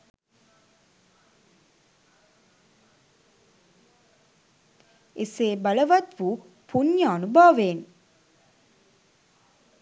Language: Sinhala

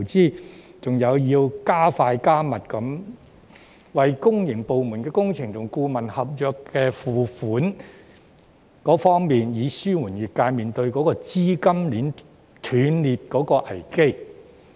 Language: Cantonese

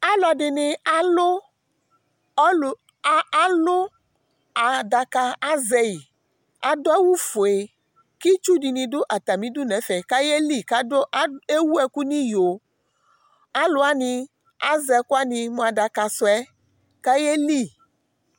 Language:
Ikposo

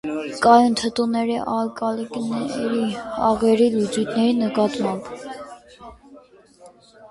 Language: Armenian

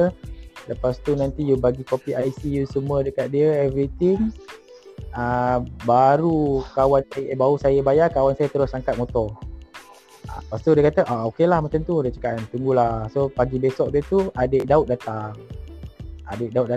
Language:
Malay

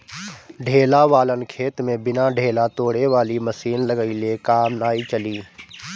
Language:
Bhojpuri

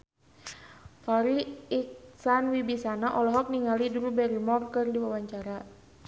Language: Sundanese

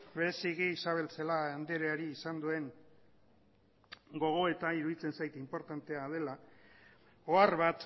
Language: Basque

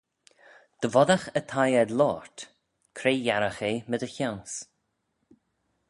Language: Manx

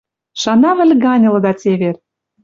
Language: Western Mari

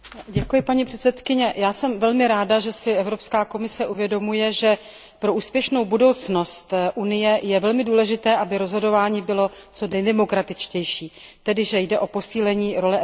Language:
Czech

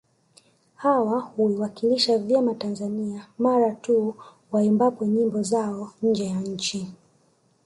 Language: Swahili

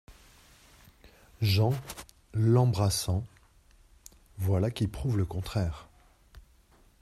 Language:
French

